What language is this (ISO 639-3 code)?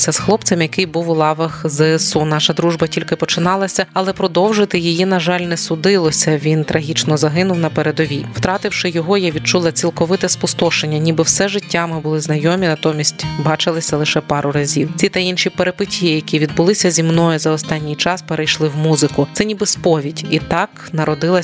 ukr